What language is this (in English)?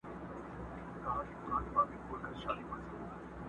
Pashto